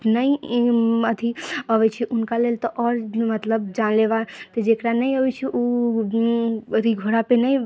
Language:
Maithili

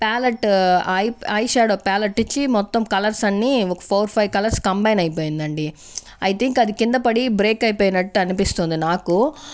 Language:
Telugu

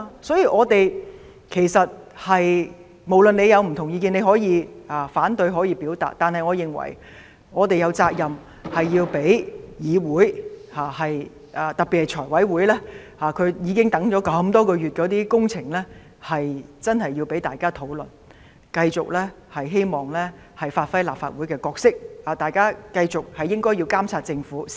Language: Cantonese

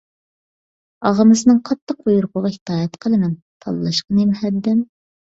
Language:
Uyghur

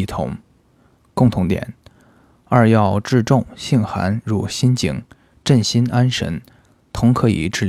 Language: Chinese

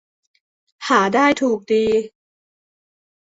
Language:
Thai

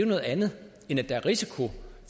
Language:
Danish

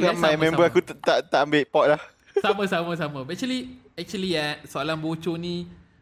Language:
Malay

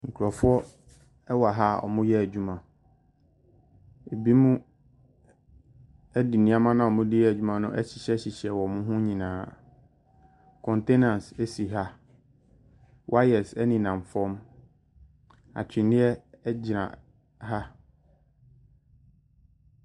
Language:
Akan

